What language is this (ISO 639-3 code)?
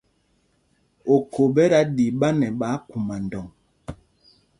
mgg